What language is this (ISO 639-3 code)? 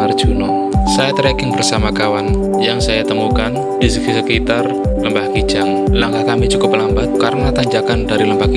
ind